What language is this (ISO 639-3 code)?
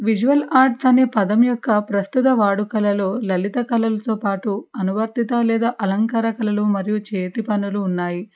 tel